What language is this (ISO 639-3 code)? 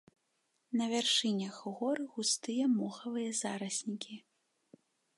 bel